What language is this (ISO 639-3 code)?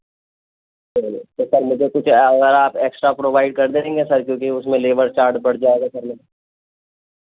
urd